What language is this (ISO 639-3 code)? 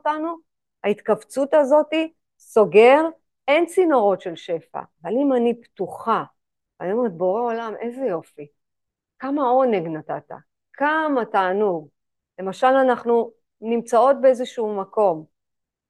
heb